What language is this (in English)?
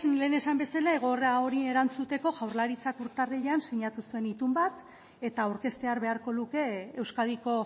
Basque